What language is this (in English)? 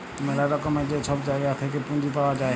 Bangla